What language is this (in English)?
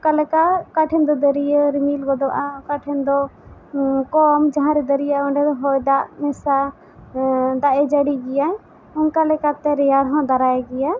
Santali